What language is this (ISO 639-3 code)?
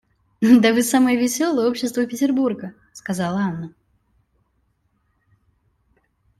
rus